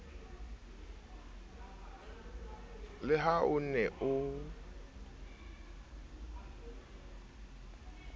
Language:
Southern Sotho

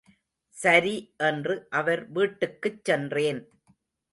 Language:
Tamil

